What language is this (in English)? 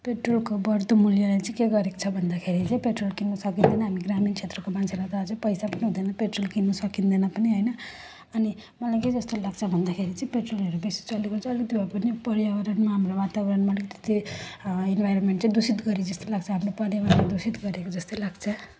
Nepali